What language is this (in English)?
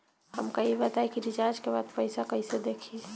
Bhojpuri